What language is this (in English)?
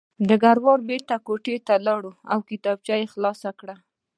Pashto